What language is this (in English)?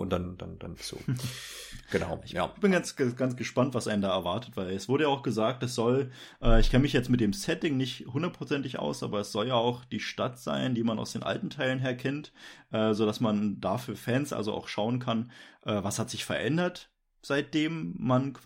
German